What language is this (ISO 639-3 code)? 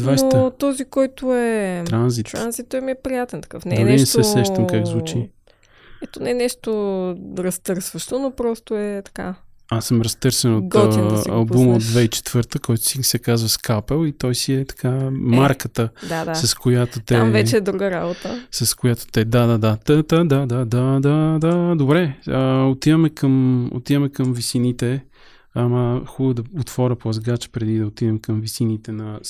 bul